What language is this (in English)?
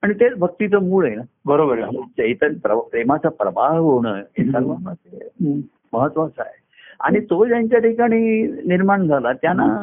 Marathi